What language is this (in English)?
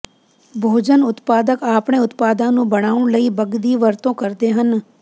Punjabi